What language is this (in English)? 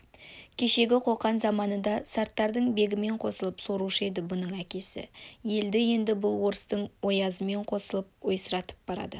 Kazakh